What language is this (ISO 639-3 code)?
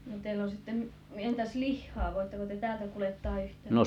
fin